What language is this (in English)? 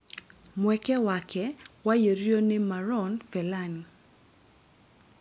Kikuyu